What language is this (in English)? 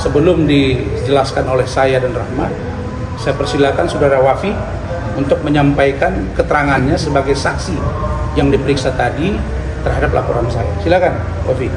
Indonesian